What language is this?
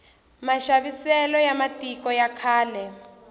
Tsonga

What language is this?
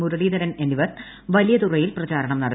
Malayalam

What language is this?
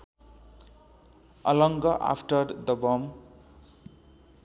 Nepali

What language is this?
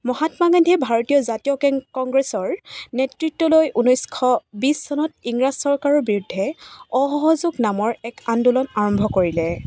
Assamese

